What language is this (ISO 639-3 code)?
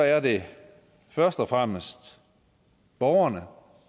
dan